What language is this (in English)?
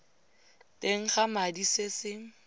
Tswana